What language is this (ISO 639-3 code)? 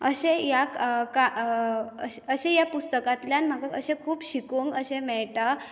kok